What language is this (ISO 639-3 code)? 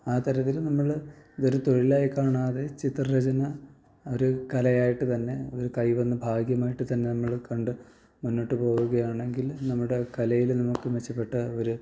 mal